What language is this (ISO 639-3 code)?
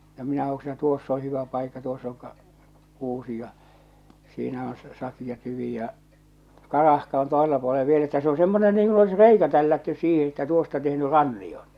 fin